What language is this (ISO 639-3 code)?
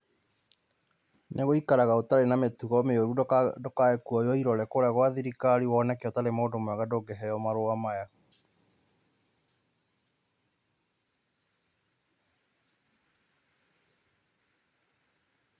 kik